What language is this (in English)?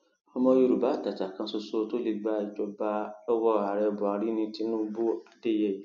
Yoruba